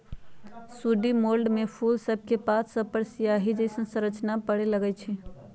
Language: Magahi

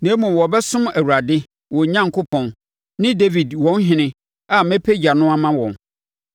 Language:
Akan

